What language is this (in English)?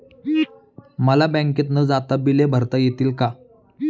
Marathi